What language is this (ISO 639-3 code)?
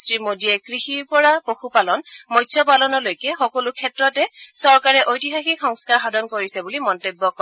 asm